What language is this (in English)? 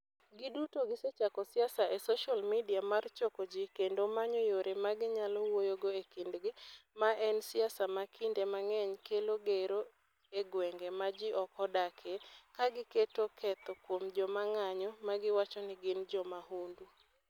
Luo (Kenya and Tanzania)